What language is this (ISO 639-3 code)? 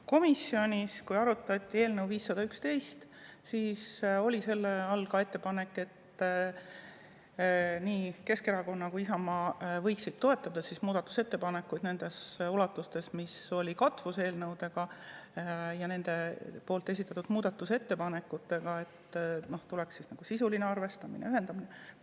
est